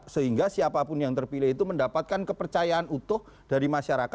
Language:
Indonesian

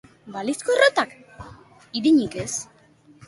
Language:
Basque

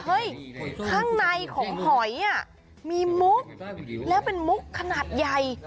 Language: Thai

